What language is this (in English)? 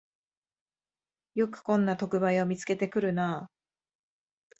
Japanese